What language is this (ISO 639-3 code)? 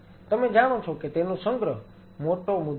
guj